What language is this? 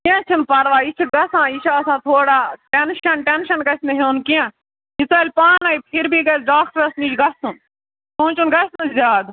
Kashmiri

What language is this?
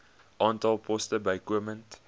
Afrikaans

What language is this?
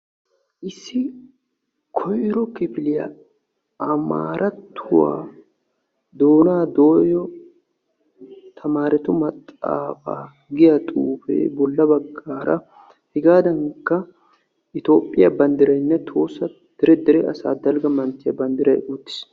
Wolaytta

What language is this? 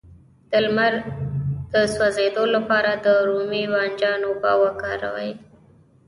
Pashto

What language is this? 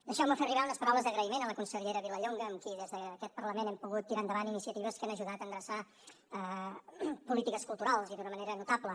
Catalan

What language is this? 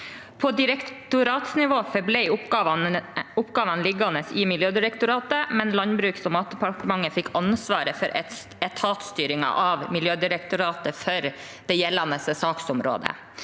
Norwegian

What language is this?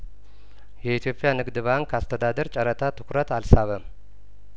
Amharic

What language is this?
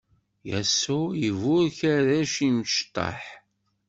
Kabyle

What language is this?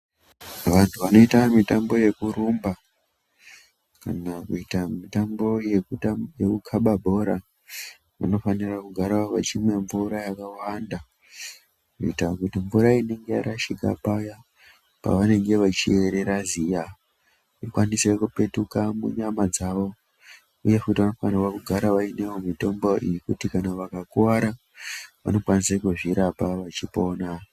Ndau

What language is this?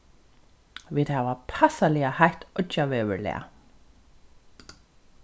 Faroese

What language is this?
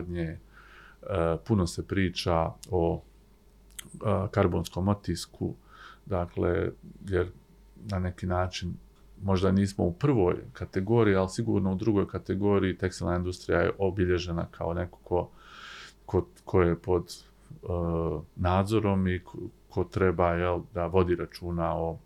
Croatian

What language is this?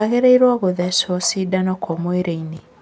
Kikuyu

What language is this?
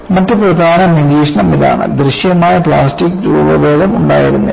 Malayalam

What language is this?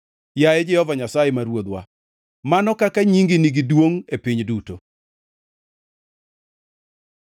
Luo (Kenya and Tanzania)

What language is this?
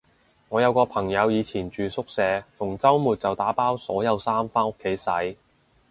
Cantonese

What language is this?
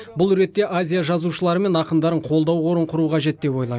Kazakh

